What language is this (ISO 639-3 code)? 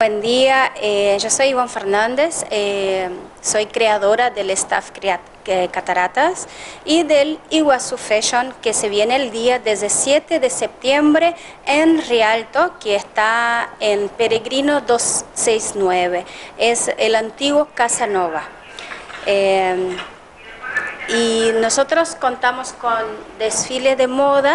spa